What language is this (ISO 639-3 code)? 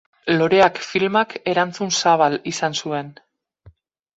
eus